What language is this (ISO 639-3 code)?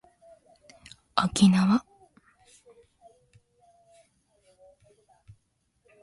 jpn